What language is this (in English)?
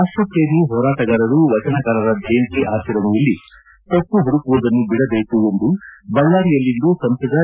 Kannada